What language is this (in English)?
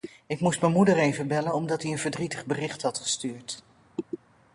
Dutch